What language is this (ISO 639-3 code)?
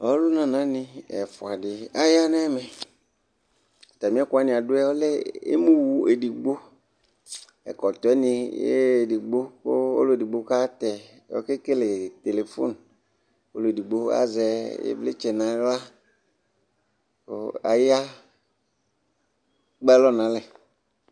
kpo